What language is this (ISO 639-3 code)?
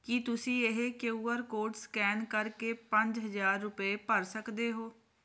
pan